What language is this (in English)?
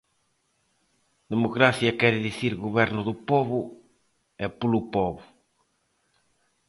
Galician